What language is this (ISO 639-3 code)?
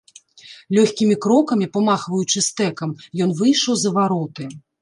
bel